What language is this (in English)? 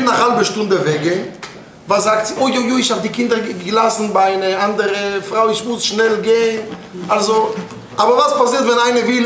German